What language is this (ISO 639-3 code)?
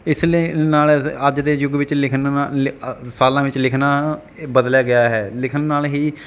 pan